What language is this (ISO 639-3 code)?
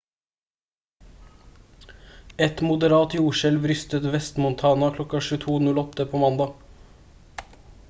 nob